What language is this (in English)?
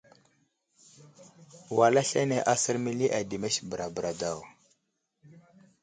Wuzlam